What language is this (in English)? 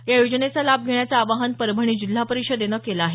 Marathi